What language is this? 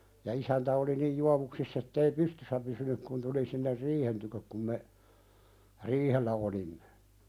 Finnish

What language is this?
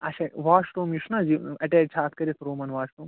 Kashmiri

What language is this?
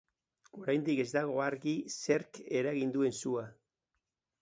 Basque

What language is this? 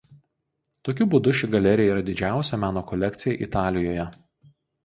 Lithuanian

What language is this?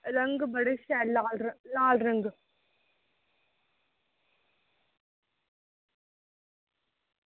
Dogri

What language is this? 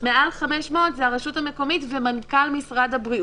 Hebrew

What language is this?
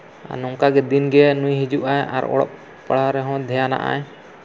Santali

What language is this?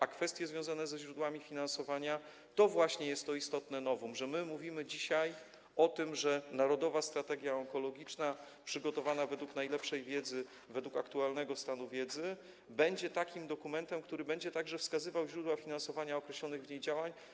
Polish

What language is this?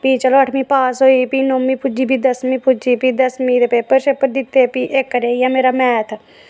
Dogri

